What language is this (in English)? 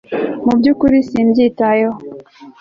Kinyarwanda